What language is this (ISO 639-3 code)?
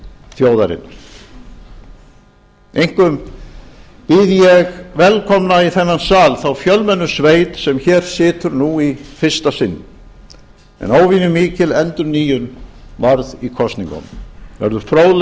isl